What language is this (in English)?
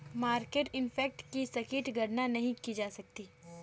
Hindi